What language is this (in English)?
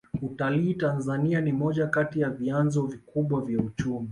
Swahili